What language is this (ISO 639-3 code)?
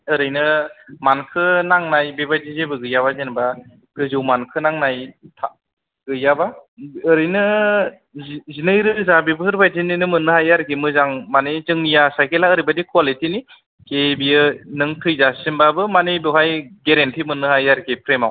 brx